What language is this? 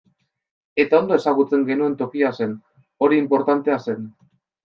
Basque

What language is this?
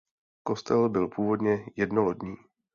Czech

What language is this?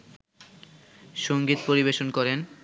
Bangla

